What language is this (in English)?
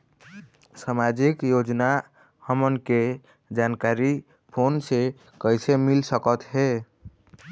Chhattisgarhi